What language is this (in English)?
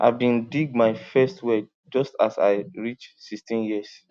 Nigerian Pidgin